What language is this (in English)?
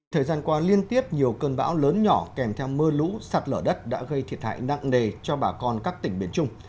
Vietnamese